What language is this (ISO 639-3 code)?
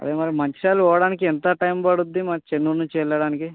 tel